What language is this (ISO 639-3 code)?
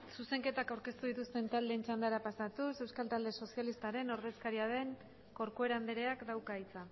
eus